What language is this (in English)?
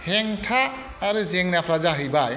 Bodo